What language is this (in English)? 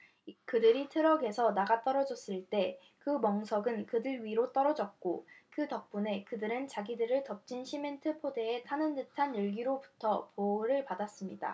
Korean